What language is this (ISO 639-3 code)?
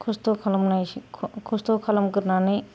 brx